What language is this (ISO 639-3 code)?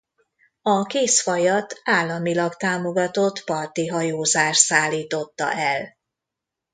hun